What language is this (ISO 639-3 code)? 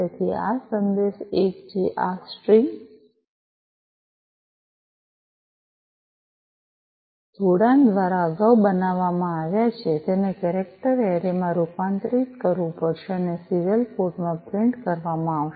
guj